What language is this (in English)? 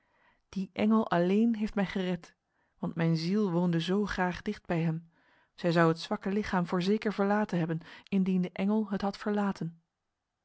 Dutch